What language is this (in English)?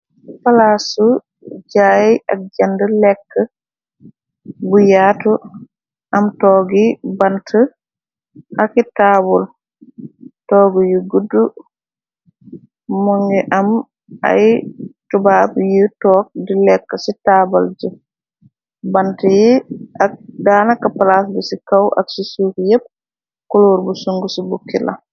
Wolof